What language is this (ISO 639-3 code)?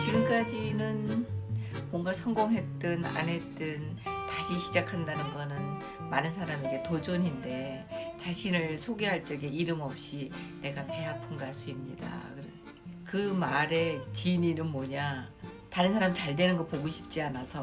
kor